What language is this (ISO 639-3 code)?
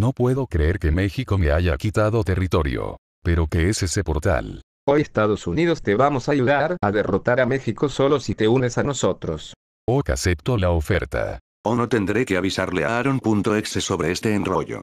spa